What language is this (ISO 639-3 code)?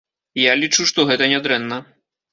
bel